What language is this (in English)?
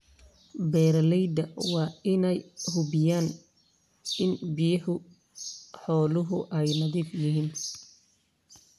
Somali